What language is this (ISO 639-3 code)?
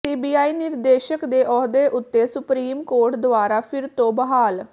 pan